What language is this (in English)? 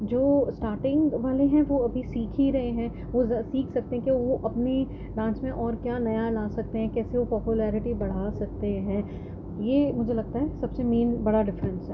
Urdu